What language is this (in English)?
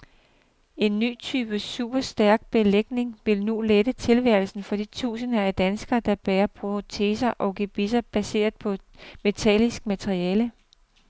Danish